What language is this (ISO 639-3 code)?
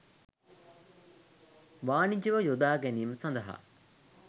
sin